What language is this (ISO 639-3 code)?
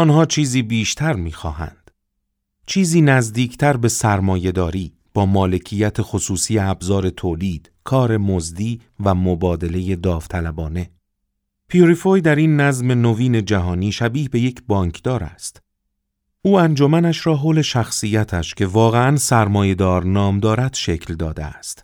fas